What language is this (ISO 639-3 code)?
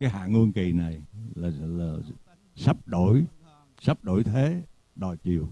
vie